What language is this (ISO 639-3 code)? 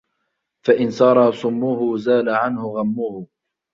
ara